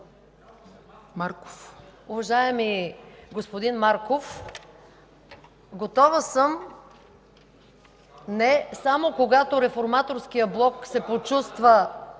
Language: Bulgarian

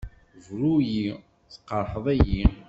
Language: Kabyle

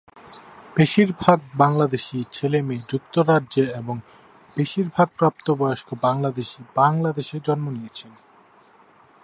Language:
Bangla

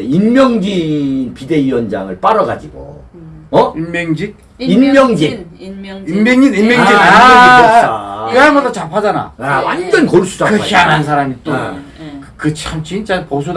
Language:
Korean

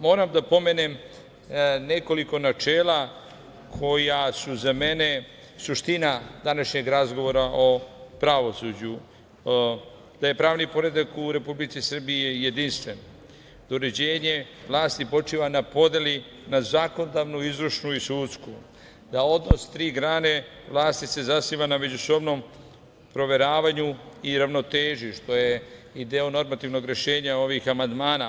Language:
Serbian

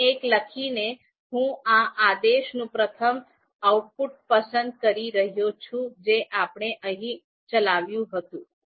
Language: Gujarati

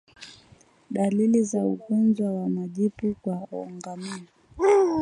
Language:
Swahili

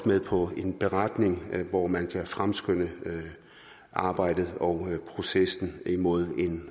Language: Danish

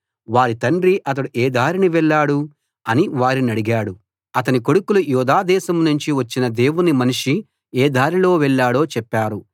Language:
Telugu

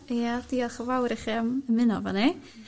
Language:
Welsh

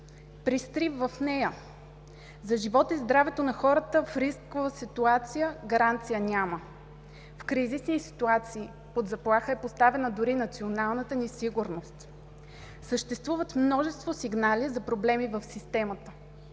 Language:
Bulgarian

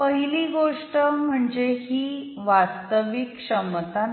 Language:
Marathi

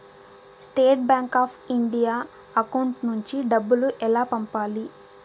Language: Telugu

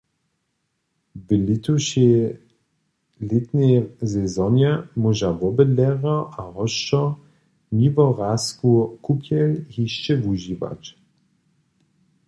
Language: Upper Sorbian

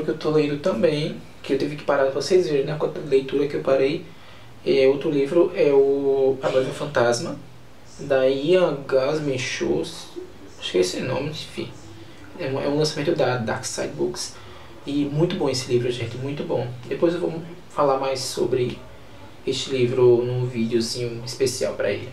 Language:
Portuguese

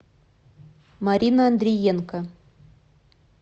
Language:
Russian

